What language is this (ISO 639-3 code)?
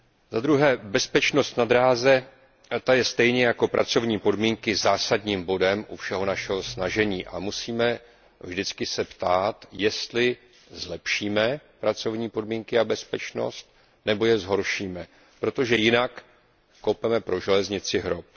ces